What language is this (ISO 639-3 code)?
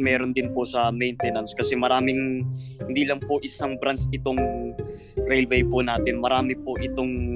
fil